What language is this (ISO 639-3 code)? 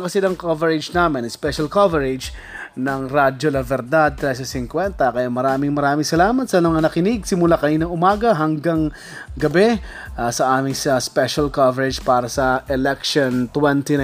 fil